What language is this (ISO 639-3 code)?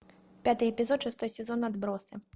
rus